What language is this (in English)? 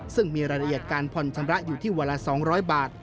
Thai